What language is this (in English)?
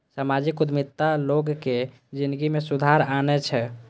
Maithili